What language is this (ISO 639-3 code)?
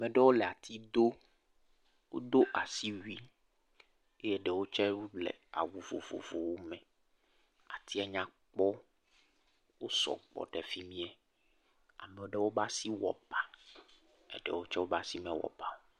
ewe